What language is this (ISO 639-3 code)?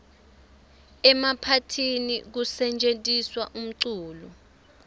ssw